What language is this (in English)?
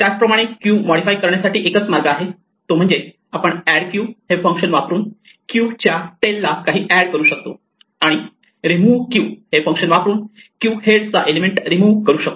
Marathi